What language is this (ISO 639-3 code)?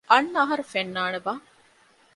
div